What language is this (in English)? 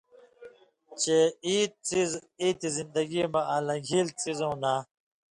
Indus Kohistani